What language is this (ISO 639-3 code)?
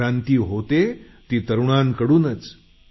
mar